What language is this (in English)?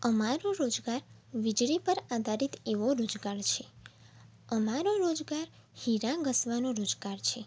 Gujarati